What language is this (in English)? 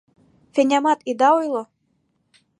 Mari